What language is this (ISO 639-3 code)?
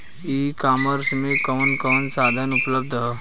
bho